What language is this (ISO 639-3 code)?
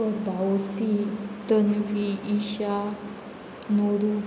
kok